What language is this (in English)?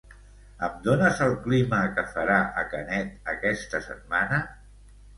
Catalan